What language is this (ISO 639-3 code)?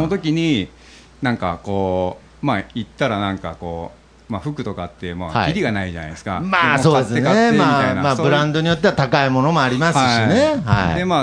jpn